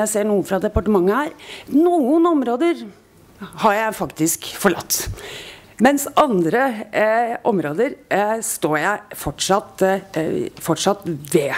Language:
Norwegian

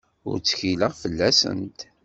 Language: Kabyle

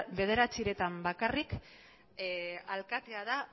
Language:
Basque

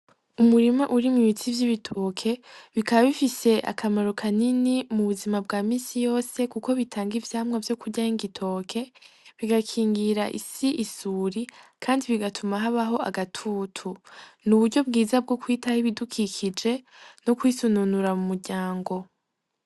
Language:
Rundi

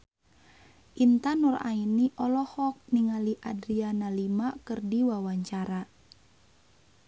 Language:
Sundanese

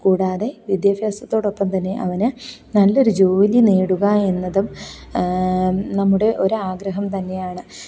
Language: Malayalam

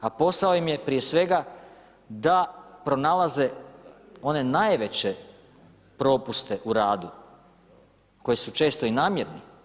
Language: Croatian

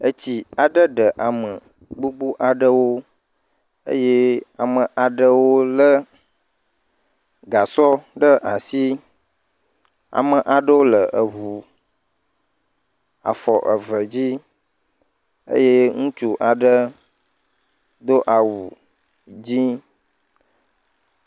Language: Ewe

